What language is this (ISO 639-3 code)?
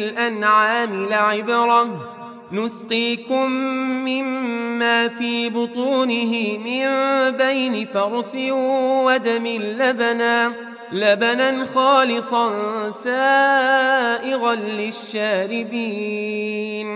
ara